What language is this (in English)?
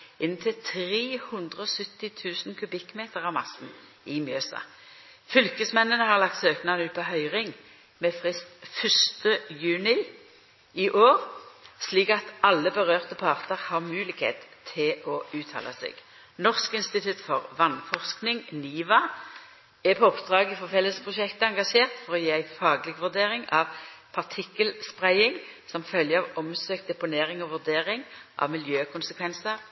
Norwegian Nynorsk